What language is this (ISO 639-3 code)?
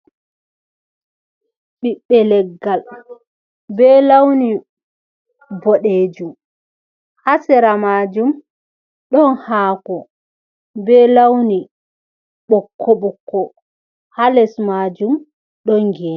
ful